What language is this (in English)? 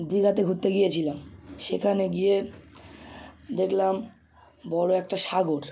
Bangla